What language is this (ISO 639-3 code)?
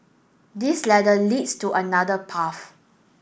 eng